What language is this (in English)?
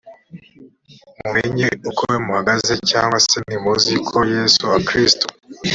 Kinyarwanda